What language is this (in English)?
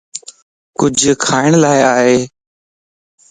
Lasi